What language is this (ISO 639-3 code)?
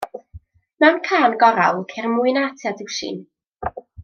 cym